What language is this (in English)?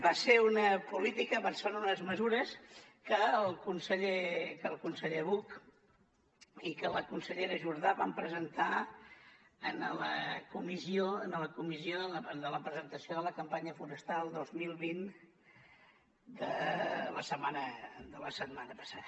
Catalan